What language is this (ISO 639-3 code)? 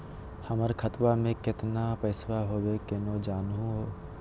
mag